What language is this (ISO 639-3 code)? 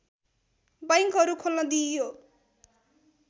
nep